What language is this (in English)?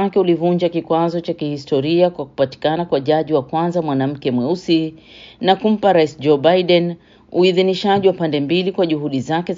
Swahili